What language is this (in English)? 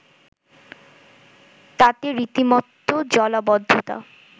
Bangla